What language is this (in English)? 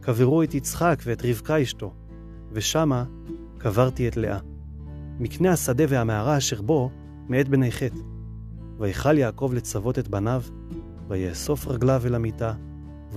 Hebrew